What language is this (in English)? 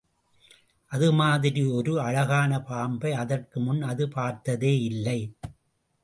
Tamil